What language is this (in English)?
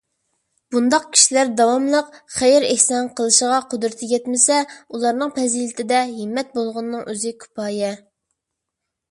Uyghur